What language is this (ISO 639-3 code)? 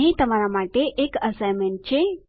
guj